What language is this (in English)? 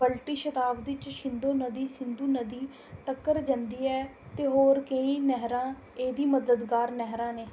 Dogri